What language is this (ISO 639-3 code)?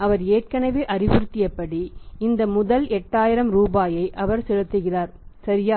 tam